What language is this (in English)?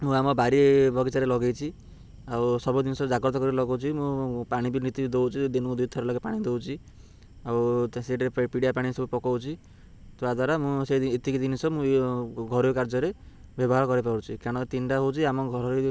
Odia